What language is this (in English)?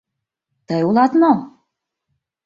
Mari